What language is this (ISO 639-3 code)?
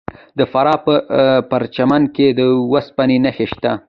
pus